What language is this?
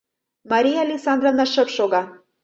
Mari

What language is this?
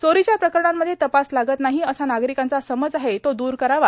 Marathi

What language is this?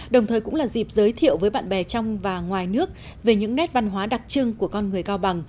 Vietnamese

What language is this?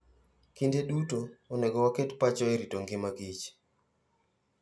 Luo (Kenya and Tanzania)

